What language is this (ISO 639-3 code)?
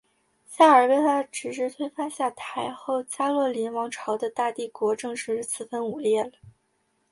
zho